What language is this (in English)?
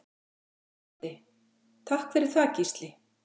Icelandic